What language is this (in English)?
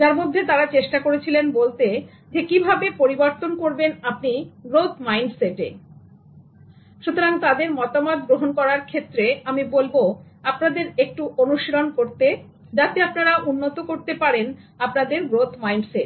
Bangla